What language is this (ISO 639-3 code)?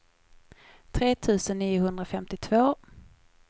swe